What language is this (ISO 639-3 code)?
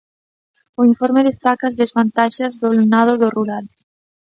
glg